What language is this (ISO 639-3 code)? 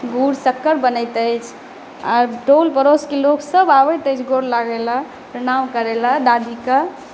mai